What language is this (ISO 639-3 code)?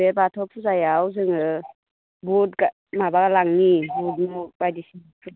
brx